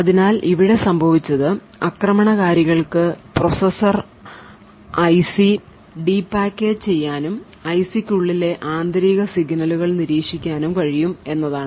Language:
Malayalam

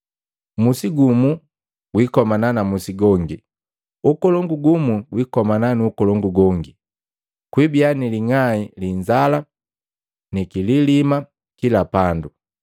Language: Matengo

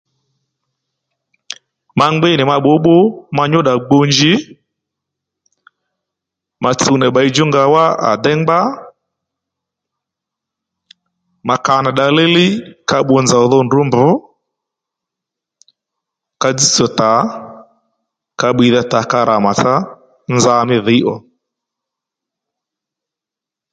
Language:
Lendu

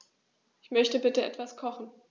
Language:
German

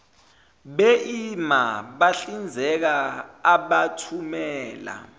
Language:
Zulu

